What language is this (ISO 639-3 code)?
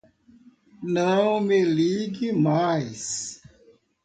por